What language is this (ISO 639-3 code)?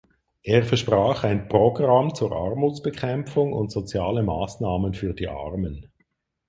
deu